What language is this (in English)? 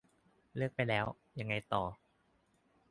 Thai